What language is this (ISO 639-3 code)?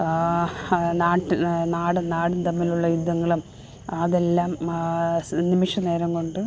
mal